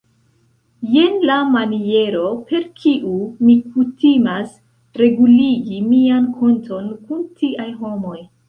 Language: Esperanto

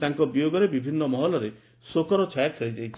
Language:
Odia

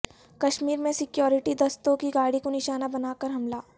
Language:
Urdu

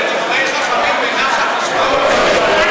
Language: Hebrew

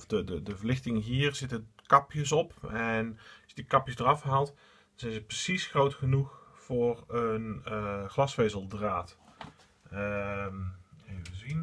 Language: Dutch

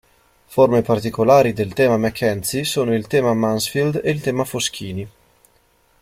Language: Italian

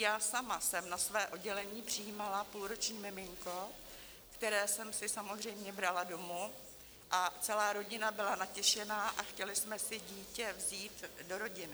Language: Czech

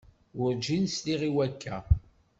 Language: Kabyle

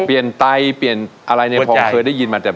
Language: Thai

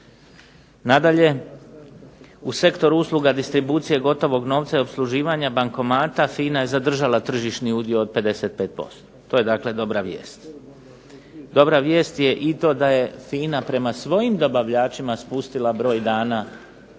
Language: Croatian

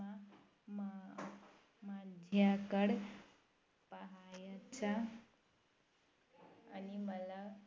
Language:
Marathi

